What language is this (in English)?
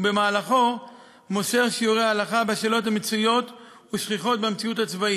Hebrew